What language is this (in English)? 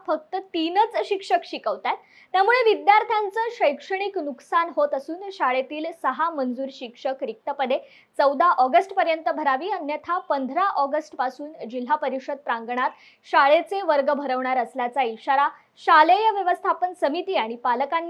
Marathi